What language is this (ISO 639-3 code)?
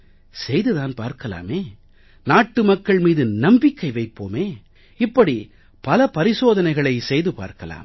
tam